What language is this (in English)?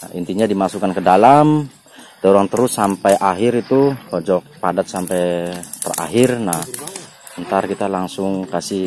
Indonesian